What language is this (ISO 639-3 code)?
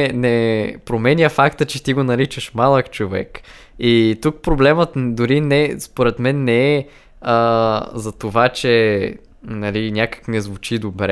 bul